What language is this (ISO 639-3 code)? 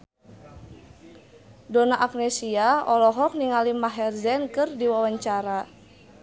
sun